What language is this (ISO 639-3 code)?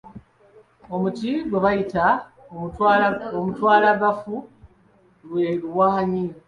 lug